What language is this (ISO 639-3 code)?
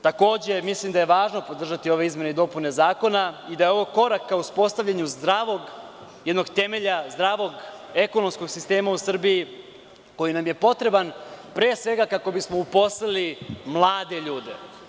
srp